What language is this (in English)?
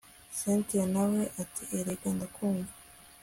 Kinyarwanda